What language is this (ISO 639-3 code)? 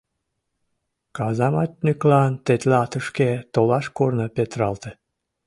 chm